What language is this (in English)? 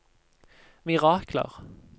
Norwegian